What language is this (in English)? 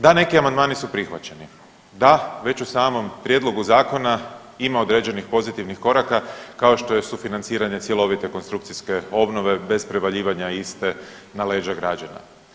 Croatian